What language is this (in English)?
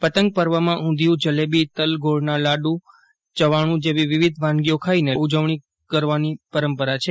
Gujarati